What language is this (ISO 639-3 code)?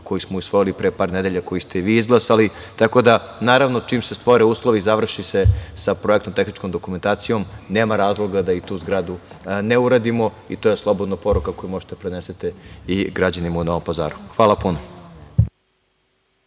srp